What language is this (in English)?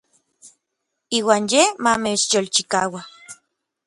Orizaba Nahuatl